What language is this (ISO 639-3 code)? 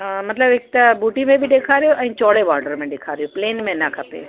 snd